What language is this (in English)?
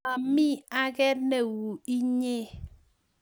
Kalenjin